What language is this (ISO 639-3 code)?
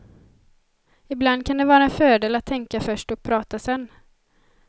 swe